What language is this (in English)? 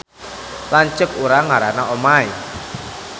Sundanese